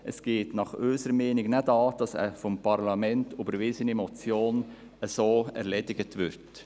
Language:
Swiss German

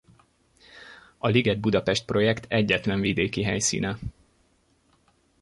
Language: Hungarian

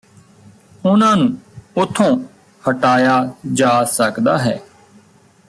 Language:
Punjabi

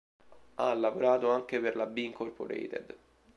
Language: Italian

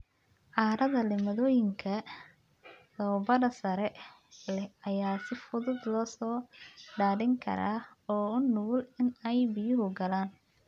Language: Somali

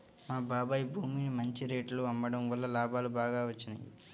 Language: Telugu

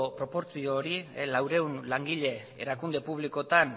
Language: Basque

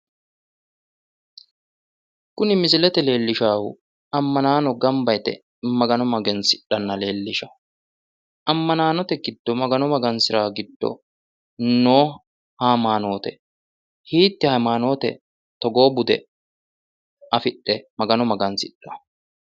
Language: Sidamo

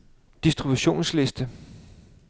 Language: Danish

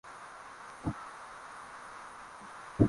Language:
Swahili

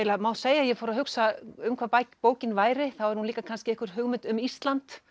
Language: Icelandic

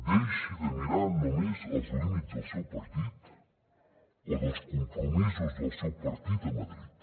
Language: Catalan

